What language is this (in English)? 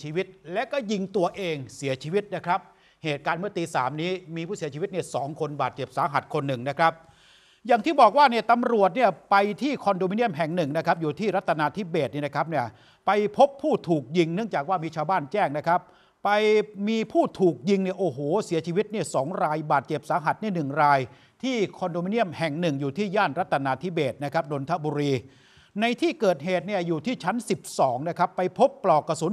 Thai